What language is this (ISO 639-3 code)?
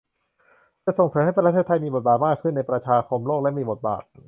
tha